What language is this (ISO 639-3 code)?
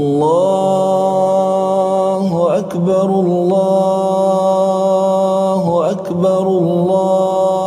ara